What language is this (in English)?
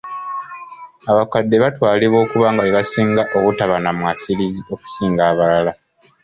Ganda